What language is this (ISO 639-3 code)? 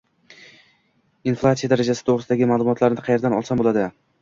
uzb